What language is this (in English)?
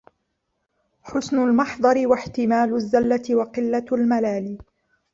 Arabic